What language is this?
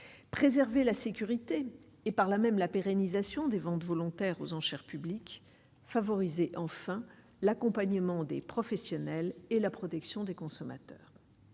French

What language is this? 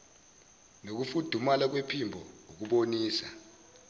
Zulu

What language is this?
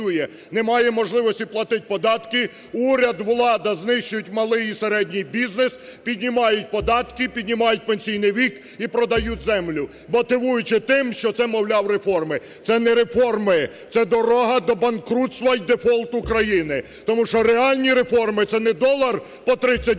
Ukrainian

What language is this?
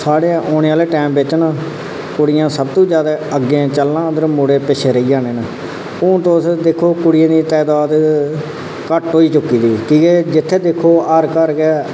Dogri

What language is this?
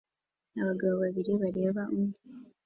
Kinyarwanda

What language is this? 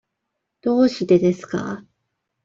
Japanese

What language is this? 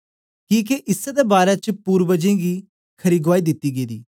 Dogri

